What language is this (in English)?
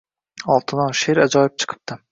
Uzbek